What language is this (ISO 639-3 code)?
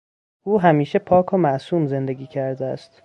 fas